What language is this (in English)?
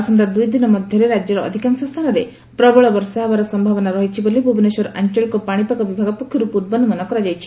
Odia